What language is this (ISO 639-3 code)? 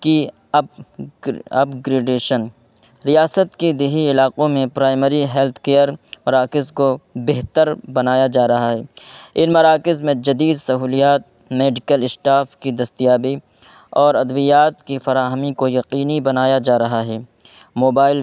urd